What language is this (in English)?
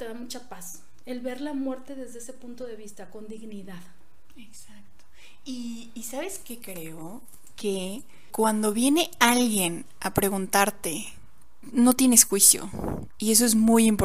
Spanish